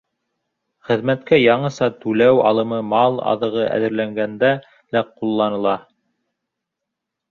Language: Bashkir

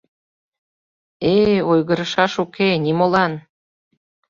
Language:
Mari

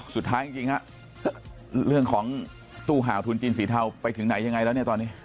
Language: Thai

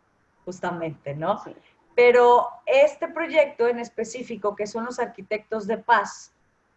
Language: Spanish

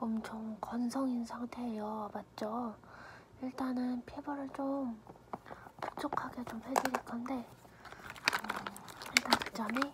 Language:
Korean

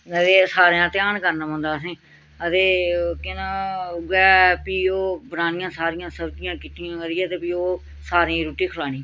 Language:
Dogri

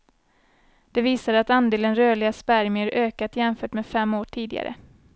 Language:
Swedish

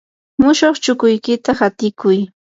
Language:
Yanahuanca Pasco Quechua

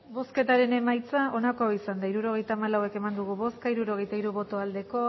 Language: Basque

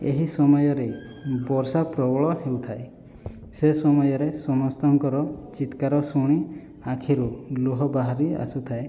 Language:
Odia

